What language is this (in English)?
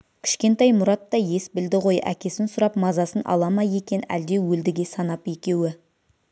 Kazakh